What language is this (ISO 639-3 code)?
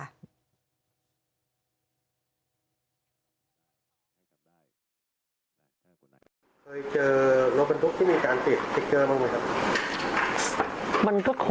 tha